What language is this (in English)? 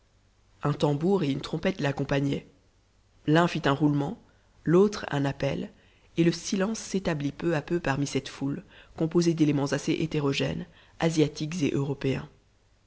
French